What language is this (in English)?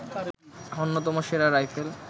Bangla